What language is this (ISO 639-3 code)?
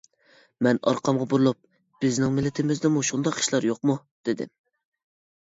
uig